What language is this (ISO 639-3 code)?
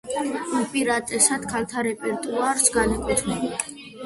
kat